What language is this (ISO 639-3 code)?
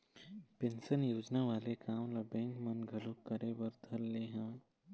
hne